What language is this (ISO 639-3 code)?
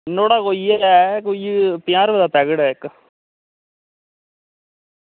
doi